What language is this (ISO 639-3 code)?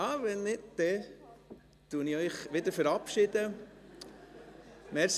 gsw